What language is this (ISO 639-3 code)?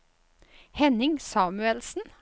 nor